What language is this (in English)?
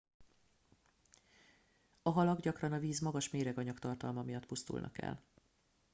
Hungarian